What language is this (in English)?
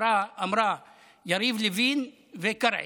Hebrew